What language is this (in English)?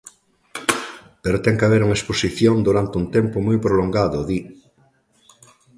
Galician